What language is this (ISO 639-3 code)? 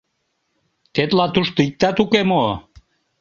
chm